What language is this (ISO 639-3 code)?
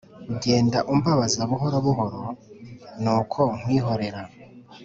kin